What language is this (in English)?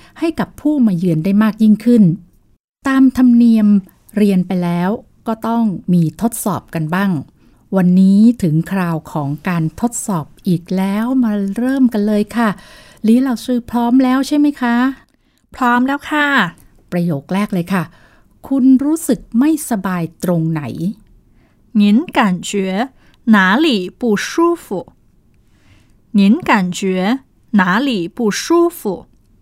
Thai